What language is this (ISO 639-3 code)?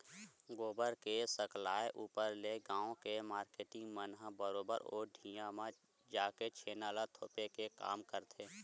hne